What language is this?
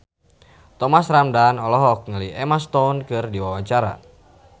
Sundanese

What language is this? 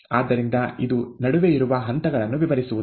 Kannada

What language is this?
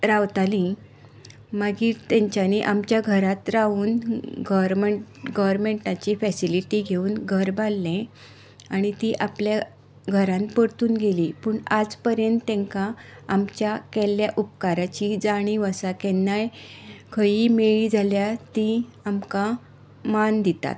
Konkani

